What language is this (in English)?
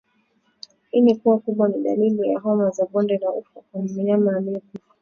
Swahili